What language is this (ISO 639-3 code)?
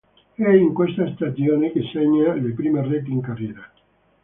ita